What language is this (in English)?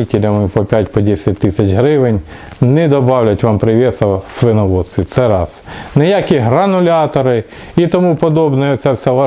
Russian